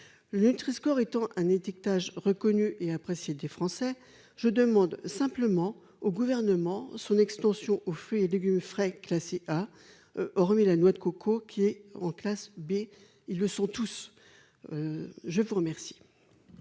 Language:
French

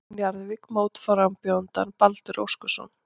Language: Icelandic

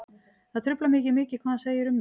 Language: Icelandic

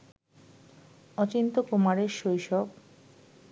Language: Bangla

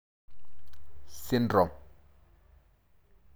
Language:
Masai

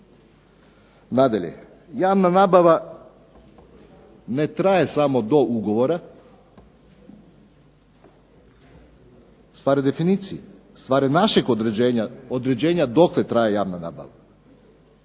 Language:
Croatian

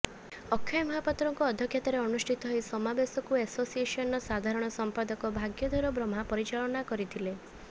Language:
Odia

